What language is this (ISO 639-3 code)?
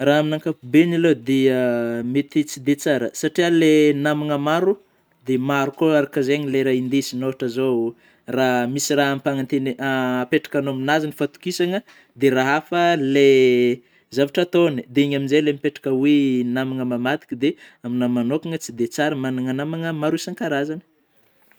bmm